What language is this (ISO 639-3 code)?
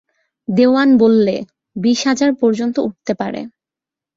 ben